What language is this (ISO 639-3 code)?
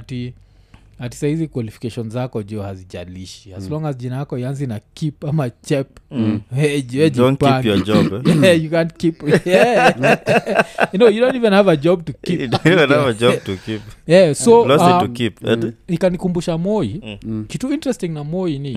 swa